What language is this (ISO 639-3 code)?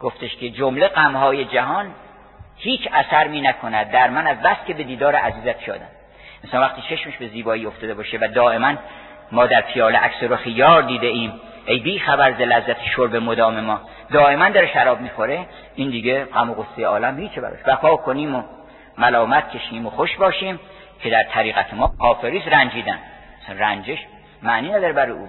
fas